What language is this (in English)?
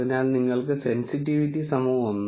Malayalam